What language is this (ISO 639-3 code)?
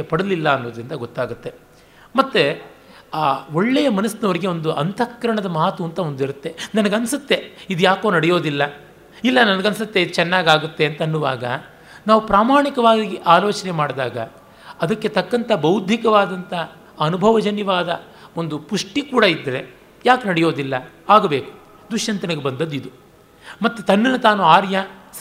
kan